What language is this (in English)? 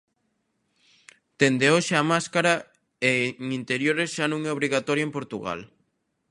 Galician